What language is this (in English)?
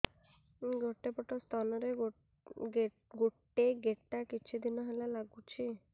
Odia